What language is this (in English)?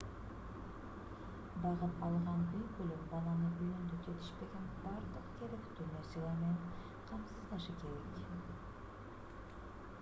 Kyrgyz